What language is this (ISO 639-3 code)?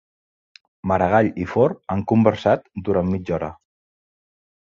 cat